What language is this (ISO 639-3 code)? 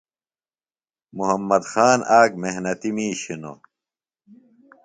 phl